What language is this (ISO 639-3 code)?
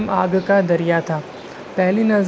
urd